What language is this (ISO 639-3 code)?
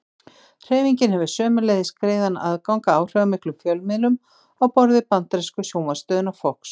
isl